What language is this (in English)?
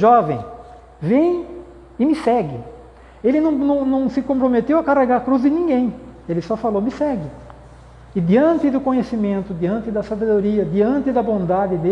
Portuguese